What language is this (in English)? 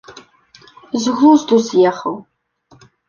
Belarusian